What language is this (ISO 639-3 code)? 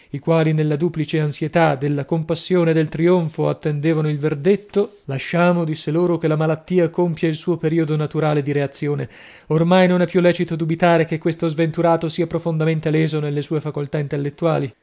ita